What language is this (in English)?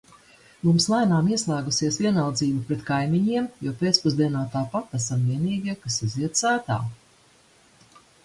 Latvian